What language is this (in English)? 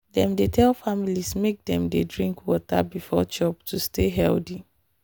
Nigerian Pidgin